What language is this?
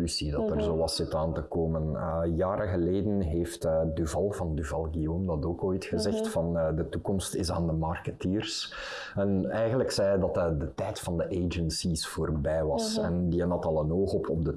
Dutch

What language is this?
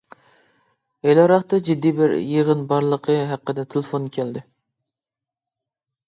Uyghur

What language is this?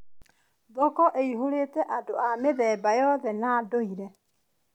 Kikuyu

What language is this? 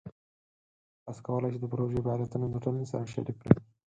Pashto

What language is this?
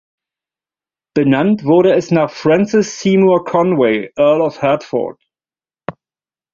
German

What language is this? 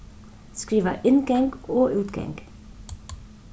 Faroese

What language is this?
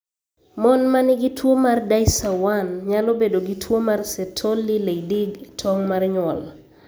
Luo (Kenya and Tanzania)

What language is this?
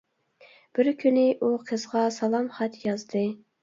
Uyghur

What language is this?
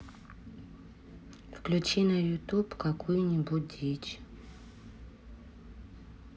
Russian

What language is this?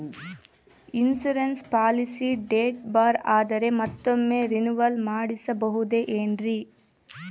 Kannada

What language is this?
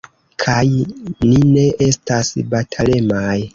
Esperanto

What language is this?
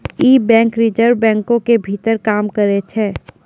Maithili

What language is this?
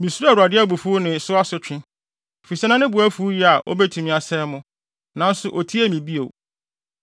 Akan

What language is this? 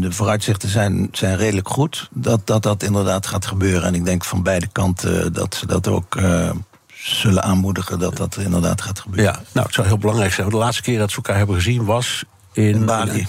Dutch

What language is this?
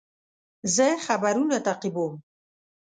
Pashto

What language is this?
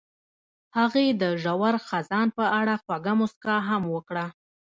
Pashto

